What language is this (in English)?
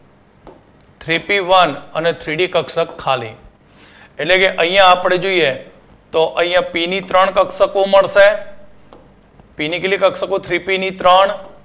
Gujarati